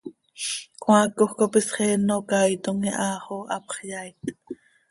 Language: Seri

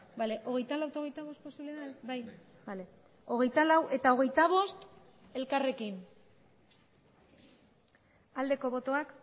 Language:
Basque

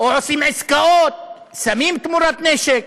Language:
Hebrew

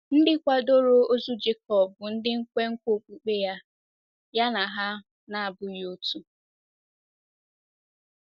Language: Igbo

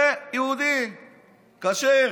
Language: Hebrew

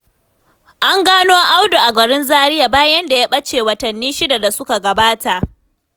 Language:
Hausa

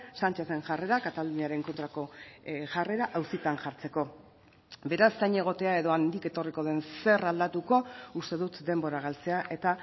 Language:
Basque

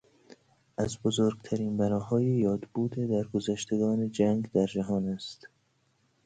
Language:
Persian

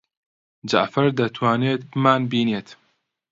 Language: Central Kurdish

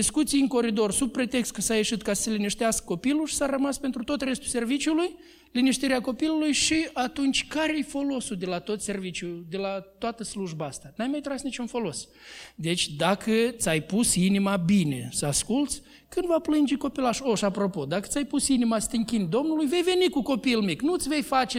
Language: Romanian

